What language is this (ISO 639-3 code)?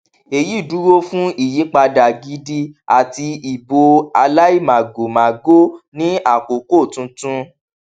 yor